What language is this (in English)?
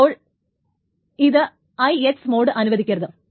Malayalam